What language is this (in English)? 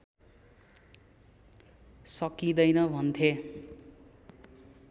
Nepali